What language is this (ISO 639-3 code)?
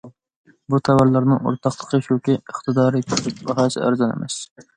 uig